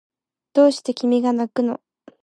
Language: Japanese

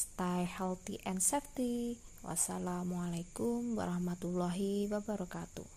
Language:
Indonesian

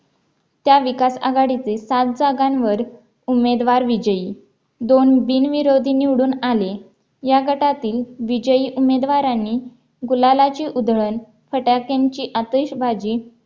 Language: Marathi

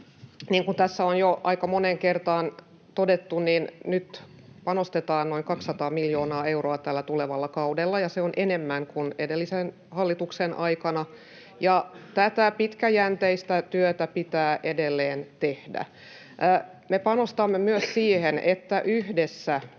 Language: Finnish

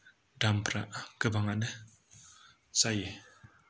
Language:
Bodo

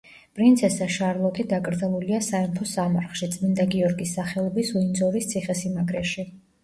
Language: Georgian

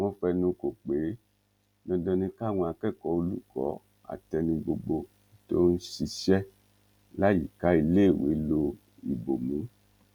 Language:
Yoruba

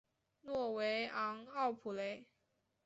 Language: Chinese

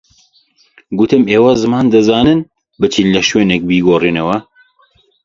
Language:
Central Kurdish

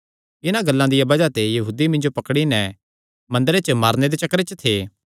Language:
Kangri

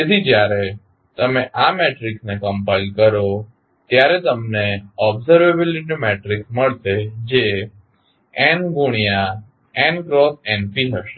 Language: Gujarati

